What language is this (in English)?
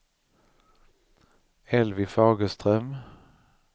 Swedish